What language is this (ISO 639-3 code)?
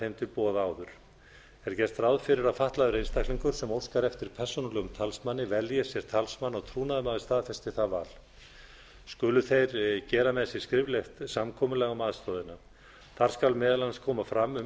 isl